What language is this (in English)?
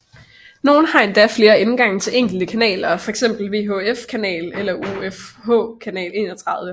Danish